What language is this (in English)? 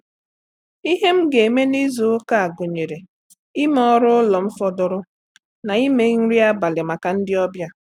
Igbo